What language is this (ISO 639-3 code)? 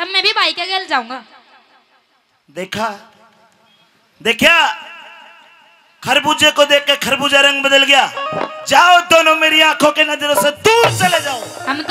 hin